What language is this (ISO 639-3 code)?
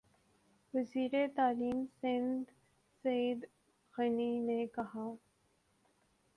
urd